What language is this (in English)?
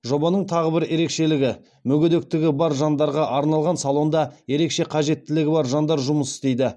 Kazakh